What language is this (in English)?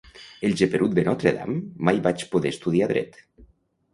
Catalan